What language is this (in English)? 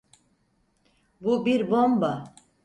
Turkish